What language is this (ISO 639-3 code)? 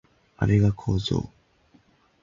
jpn